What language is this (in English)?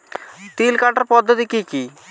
Bangla